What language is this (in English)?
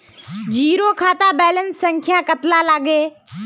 Magahi